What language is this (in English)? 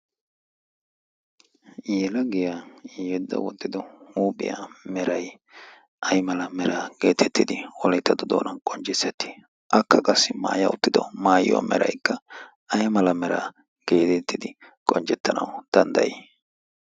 Wolaytta